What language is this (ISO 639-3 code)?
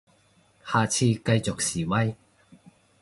yue